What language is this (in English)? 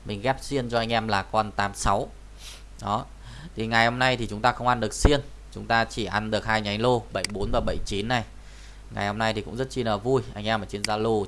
Vietnamese